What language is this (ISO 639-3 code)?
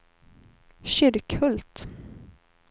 swe